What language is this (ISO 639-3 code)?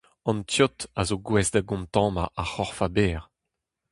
bre